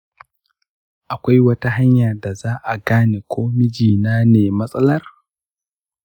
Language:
Hausa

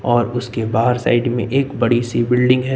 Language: Hindi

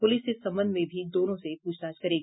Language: Hindi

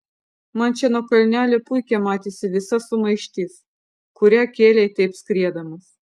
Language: Lithuanian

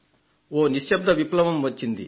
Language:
Telugu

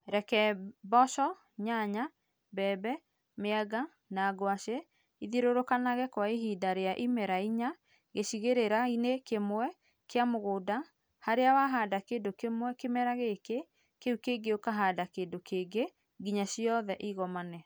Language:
Kikuyu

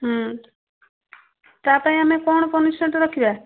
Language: Odia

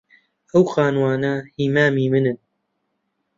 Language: Central Kurdish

